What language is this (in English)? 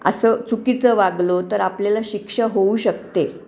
Marathi